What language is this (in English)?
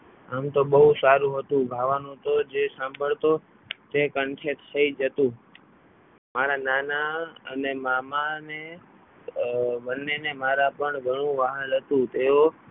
Gujarati